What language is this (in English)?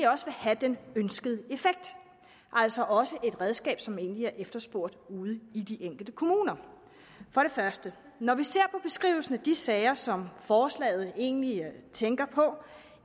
Danish